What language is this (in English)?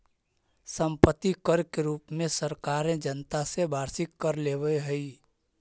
Magahi